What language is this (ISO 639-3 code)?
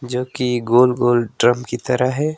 hin